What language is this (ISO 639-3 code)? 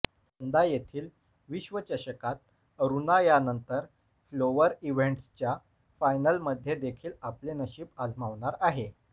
mar